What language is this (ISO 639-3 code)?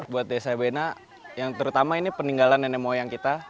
ind